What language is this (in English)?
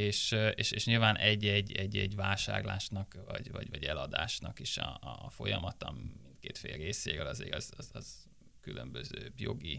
Hungarian